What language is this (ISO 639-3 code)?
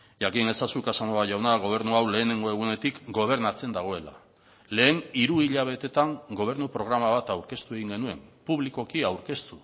eus